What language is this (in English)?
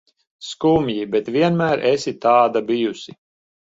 Latvian